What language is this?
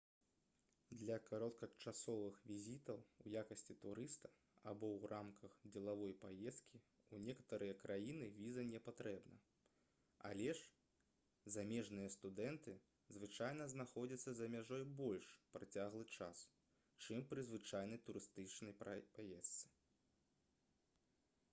Belarusian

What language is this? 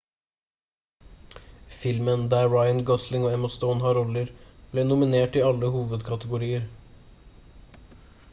Norwegian Bokmål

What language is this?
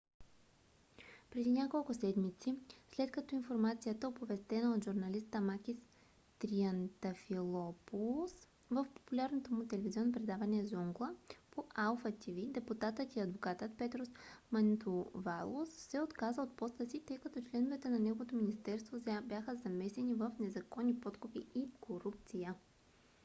Bulgarian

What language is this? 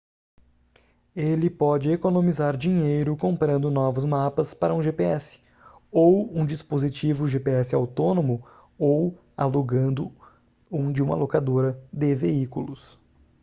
Portuguese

